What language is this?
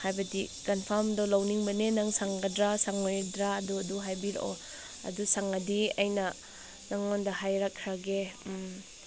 Manipuri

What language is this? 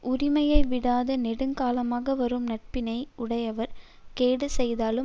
Tamil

